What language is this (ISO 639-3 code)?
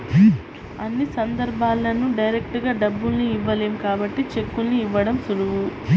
tel